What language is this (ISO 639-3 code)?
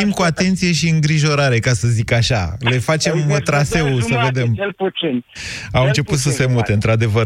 ron